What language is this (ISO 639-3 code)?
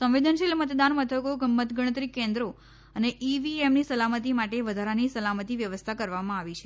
guj